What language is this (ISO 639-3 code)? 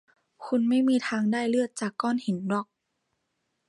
tha